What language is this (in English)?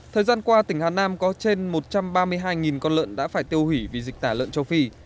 Vietnamese